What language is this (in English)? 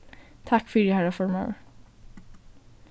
Faroese